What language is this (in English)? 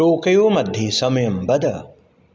Sanskrit